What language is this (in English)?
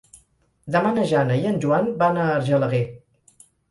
Catalan